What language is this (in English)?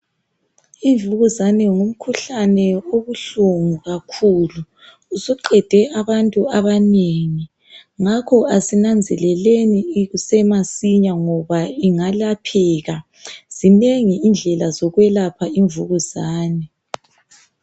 North Ndebele